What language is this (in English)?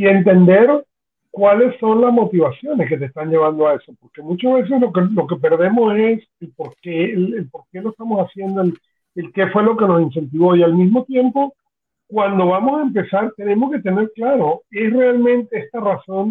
Spanish